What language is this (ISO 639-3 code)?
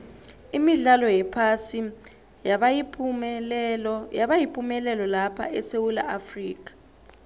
nbl